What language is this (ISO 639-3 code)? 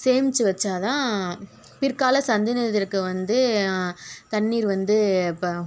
tam